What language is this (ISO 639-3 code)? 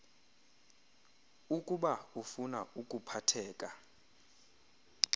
xho